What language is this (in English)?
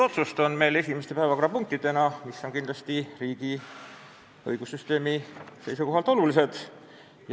Estonian